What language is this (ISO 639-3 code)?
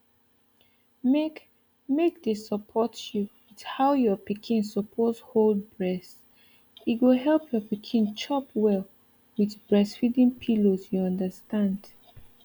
pcm